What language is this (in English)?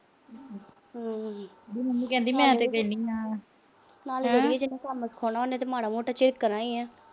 Punjabi